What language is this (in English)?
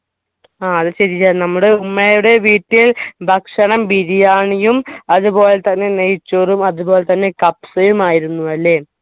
Malayalam